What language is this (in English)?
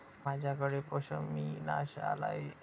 Marathi